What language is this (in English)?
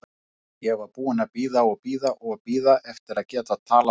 Icelandic